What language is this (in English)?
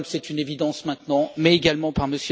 French